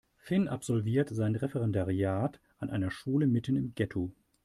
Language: German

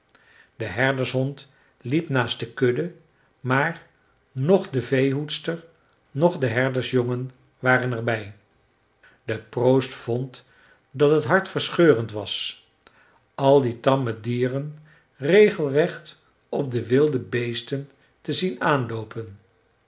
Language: Dutch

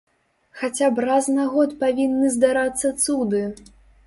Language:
Belarusian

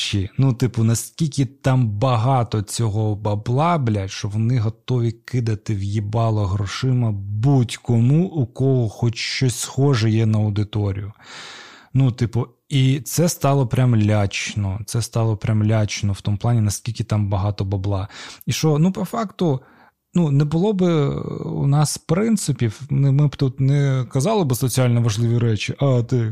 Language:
Ukrainian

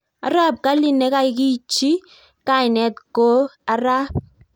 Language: Kalenjin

